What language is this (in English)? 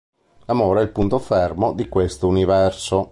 Italian